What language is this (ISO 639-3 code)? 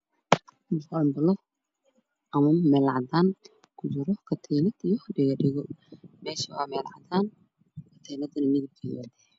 som